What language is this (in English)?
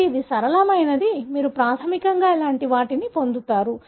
Telugu